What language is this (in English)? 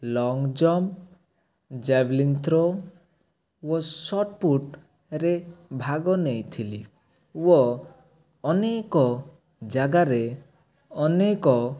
Odia